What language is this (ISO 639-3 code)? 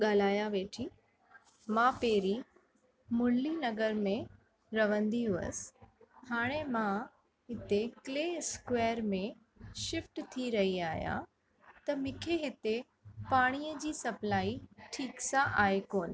snd